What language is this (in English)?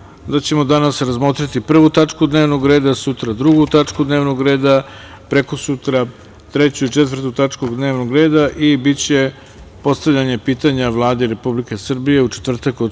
Serbian